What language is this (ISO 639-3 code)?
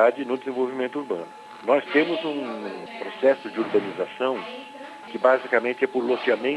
por